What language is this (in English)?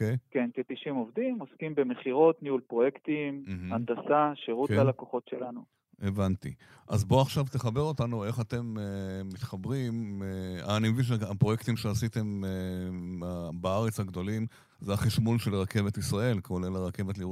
Hebrew